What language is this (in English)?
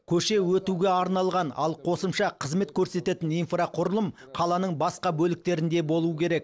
Kazakh